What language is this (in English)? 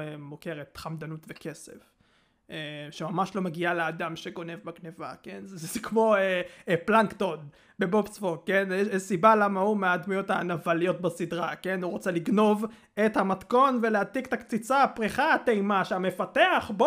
Hebrew